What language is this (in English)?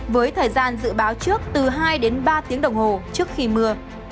Vietnamese